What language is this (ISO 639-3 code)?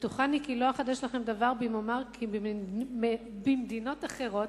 heb